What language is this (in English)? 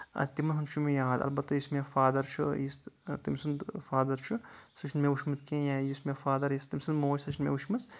Kashmiri